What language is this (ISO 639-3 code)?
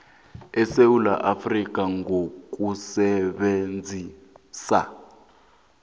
nbl